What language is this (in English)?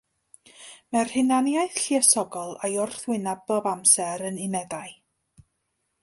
Welsh